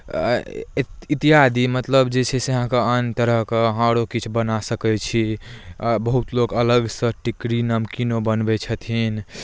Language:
Maithili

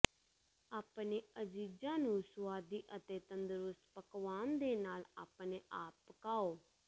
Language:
Punjabi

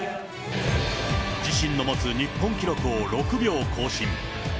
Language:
Japanese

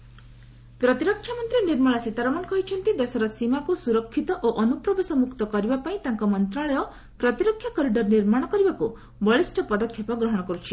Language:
Odia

